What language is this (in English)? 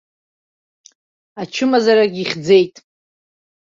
Abkhazian